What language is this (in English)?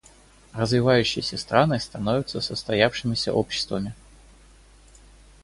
Russian